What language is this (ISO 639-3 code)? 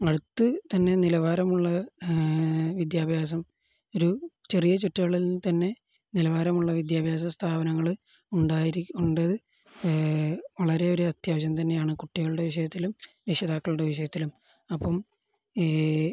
mal